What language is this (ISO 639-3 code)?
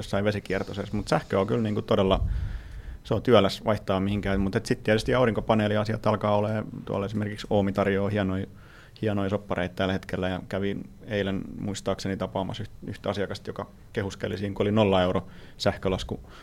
fin